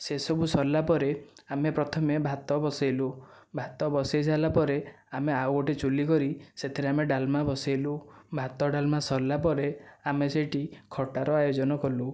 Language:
Odia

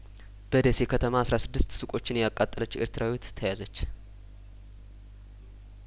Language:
Amharic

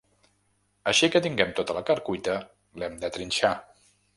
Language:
Catalan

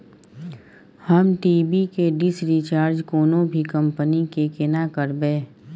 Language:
Maithili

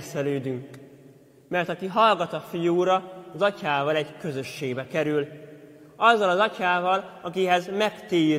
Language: Hungarian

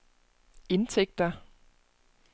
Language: Danish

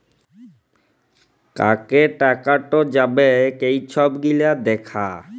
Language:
Bangla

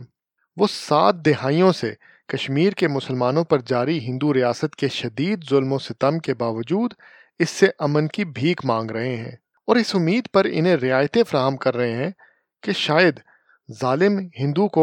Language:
Urdu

